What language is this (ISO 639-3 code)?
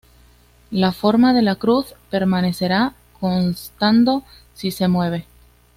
spa